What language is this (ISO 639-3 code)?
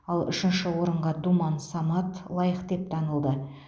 kaz